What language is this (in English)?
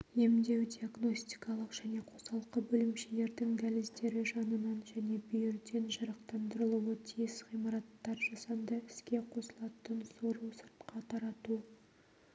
Kazakh